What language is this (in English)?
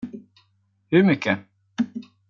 Swedish